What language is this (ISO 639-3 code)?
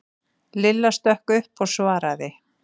isl